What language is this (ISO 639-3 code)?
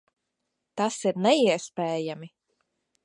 lav